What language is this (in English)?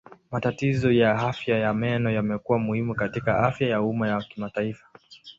Swahili